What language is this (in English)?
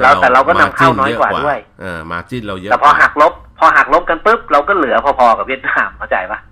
Thai